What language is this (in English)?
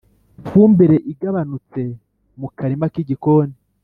Kinyarwanda